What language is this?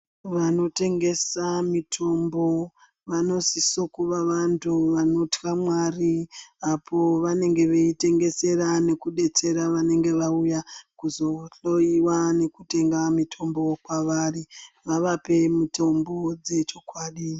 Ndau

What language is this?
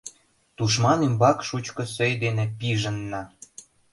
Mari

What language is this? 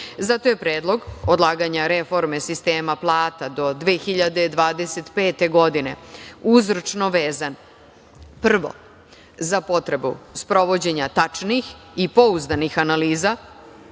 Serbian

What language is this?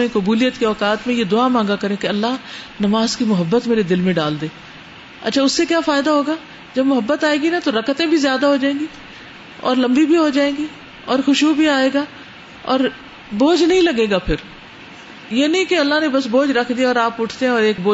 Urdu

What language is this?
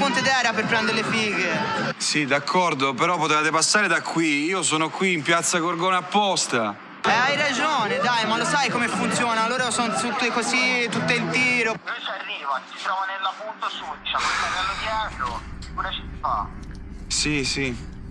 Italian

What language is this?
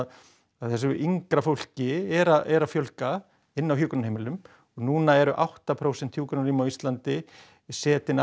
Icelandic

